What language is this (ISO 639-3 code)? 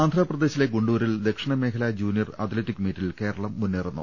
mal